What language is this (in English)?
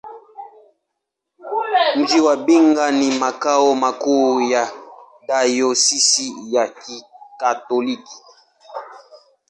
Swahili